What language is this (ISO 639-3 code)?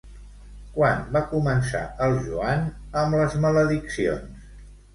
cat